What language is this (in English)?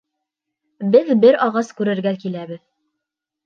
Bashkir